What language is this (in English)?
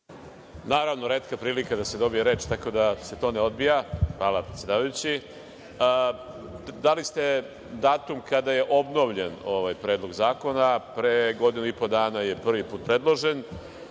Serbian